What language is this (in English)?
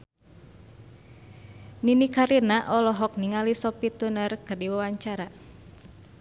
Sundanese